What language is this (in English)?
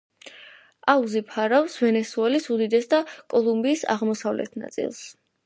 Georgian